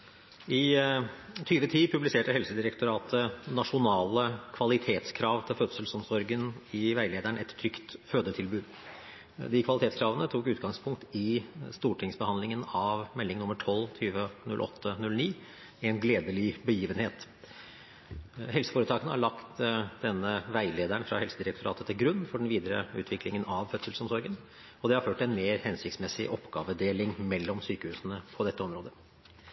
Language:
Norwegian Bokmål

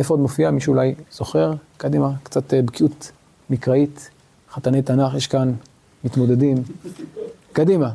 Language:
Hebrew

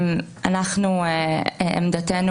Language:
Hebrew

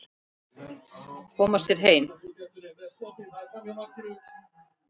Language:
Icelandic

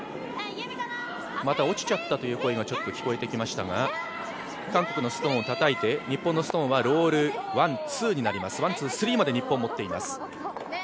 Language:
Japanese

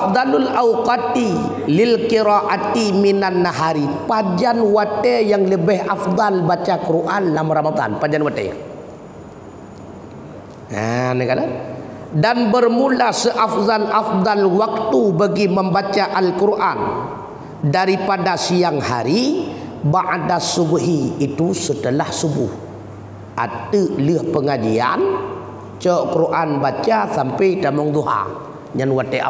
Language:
Malay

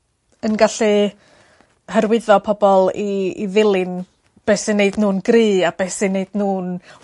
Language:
Welsh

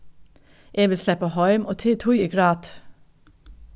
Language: Faroese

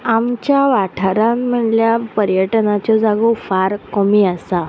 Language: Konkani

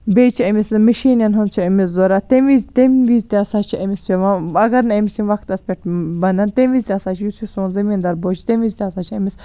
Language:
Kashmiri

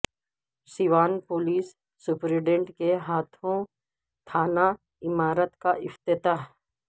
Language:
Urdu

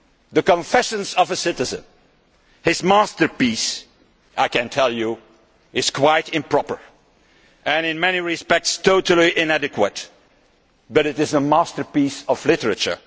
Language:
English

